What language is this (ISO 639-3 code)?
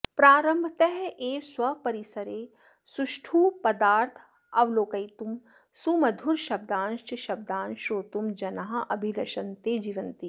san